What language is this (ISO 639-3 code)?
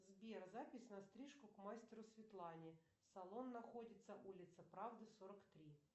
rus